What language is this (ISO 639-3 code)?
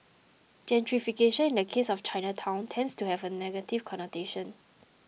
eng